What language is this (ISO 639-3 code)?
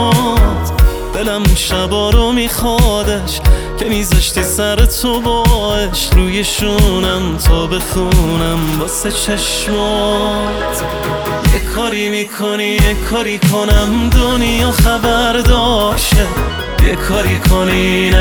fas